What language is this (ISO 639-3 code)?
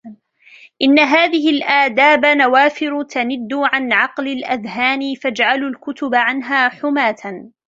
ara